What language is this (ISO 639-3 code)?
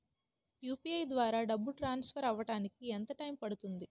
tel